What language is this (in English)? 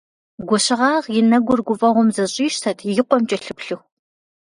Kabardian